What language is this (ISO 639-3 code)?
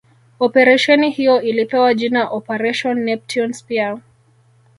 swa